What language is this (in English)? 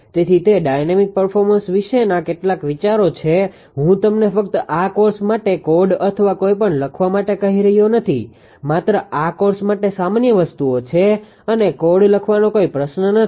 Gujarati